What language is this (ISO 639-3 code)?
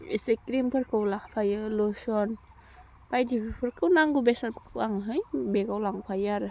brx